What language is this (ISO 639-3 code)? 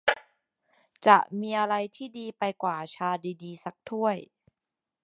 tha